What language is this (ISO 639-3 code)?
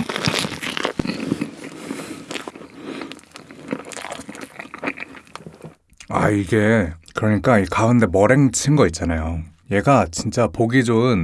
kor